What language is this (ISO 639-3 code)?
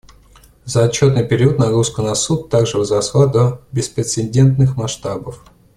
rus